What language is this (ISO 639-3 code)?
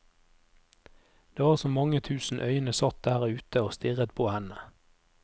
nor